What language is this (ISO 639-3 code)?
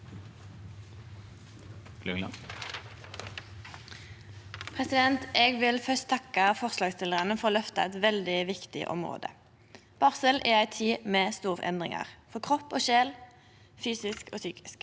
nor